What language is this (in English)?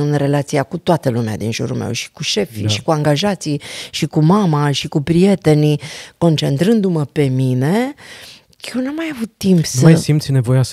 Romanian